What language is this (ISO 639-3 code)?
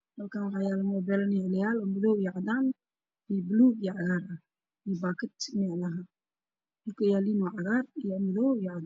som